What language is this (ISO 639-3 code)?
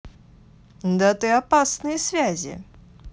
rus